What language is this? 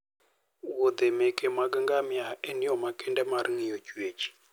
Luo (Kenya and Tanzania)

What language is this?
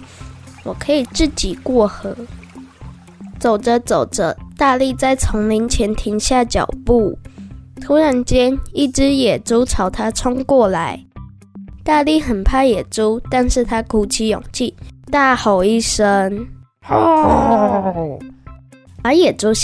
Chinese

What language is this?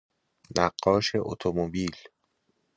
Persian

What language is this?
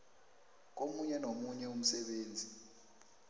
South Ndebele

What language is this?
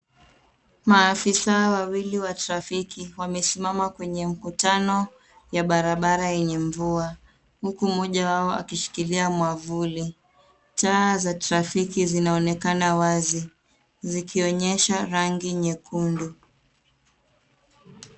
Swahili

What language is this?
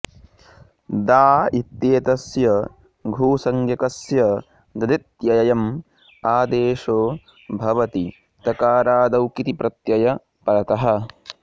Sanskrit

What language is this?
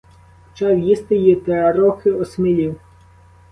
Ukrainian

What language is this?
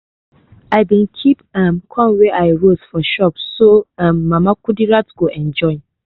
Nigerian Pidgin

